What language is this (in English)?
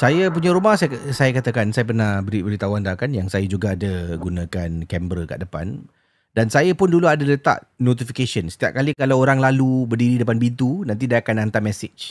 Malay